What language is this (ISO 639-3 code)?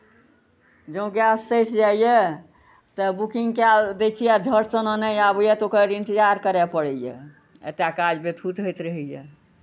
mai